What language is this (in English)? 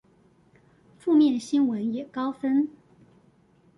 Chinese